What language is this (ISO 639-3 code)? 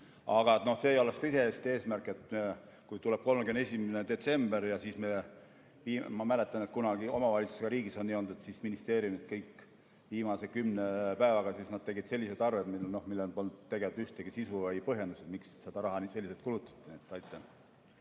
est